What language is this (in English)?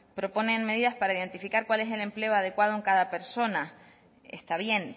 Spanish